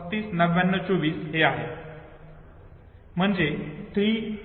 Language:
Marathi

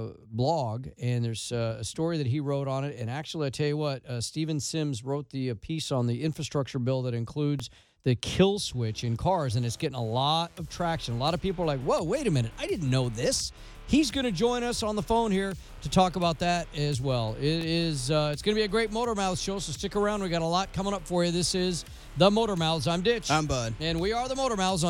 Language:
English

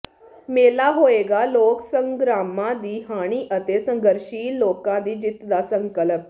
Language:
Punjabi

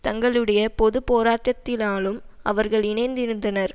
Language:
Tamil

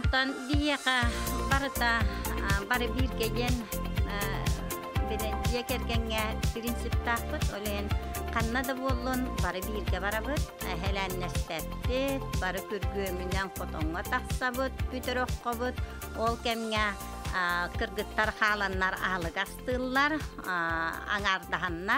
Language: Turkish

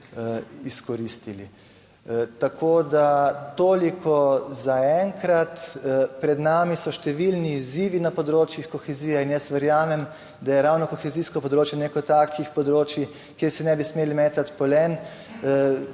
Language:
Slovenian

